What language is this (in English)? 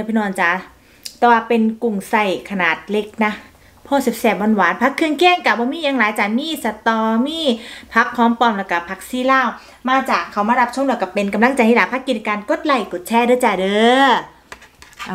Thai